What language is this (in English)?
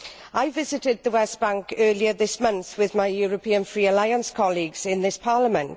English